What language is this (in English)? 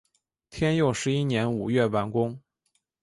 Chinese